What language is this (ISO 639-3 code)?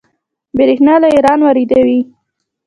pus